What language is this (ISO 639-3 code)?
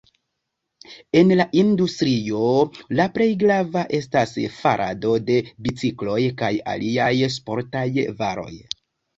epo